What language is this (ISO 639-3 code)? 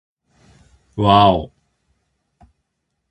jpn